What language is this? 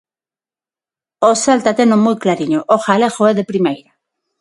Galician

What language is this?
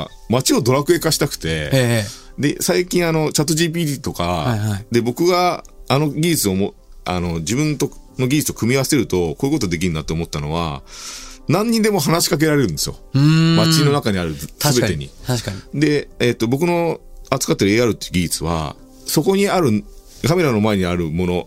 Japanese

